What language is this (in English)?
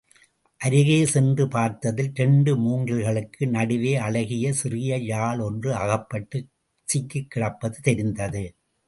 Tamil